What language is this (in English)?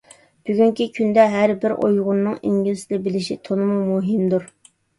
Uyghur